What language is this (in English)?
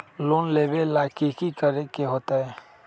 Magahi